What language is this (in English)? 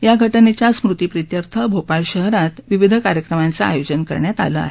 Marathi